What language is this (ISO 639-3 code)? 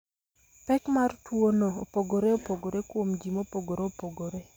luo